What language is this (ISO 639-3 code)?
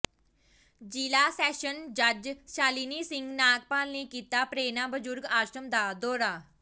pan